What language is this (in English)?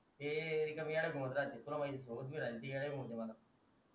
Marathi